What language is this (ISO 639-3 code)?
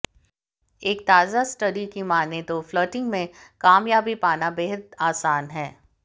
hin